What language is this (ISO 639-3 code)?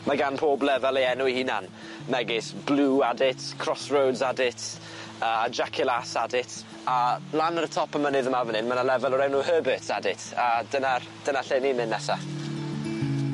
cym